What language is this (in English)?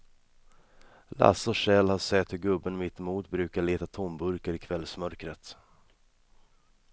Swedish